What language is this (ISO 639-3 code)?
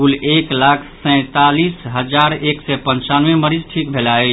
mai